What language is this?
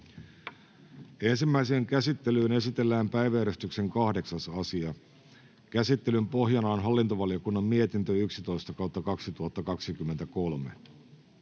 Finnish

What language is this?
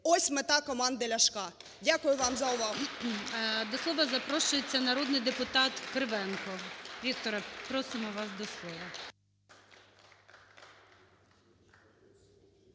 Ukrainian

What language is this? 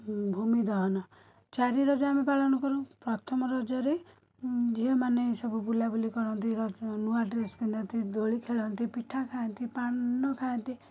Odia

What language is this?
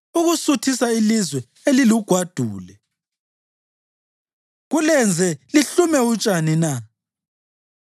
North Ndebele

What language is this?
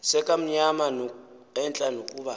Xhosa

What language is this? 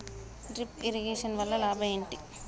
Telugu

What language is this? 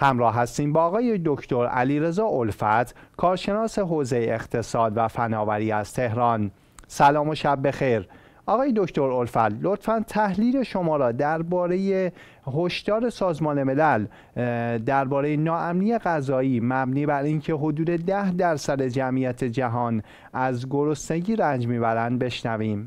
Persian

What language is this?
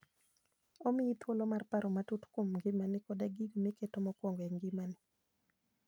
Luo (Kenya and Tanzania)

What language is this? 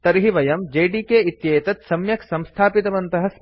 Sanskrit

